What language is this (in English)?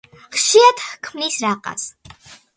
Georgian